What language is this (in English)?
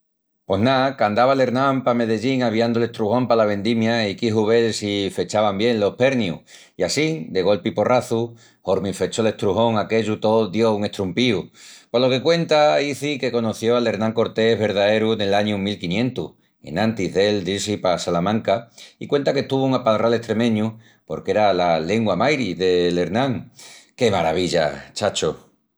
Extremaduran